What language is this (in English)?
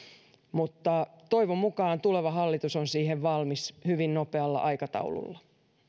Finnish